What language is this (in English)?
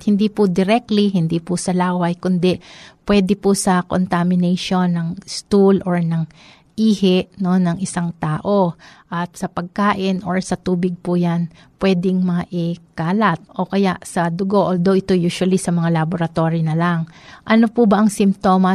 Filipino